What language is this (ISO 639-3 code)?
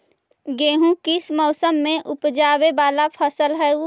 mag